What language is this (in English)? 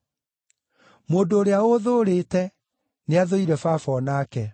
Kikuyu